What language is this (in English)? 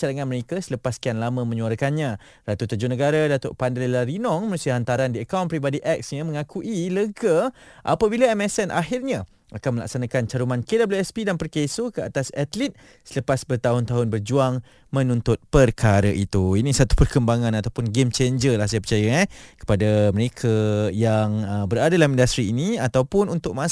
Malay